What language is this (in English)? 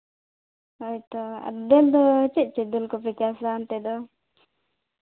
Santali